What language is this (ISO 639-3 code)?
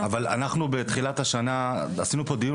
heb